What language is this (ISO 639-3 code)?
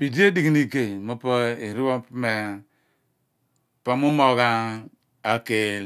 abn